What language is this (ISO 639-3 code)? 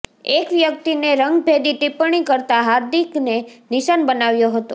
guj